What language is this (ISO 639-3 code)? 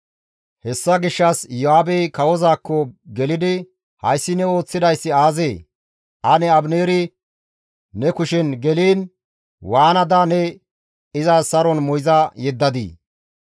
gmv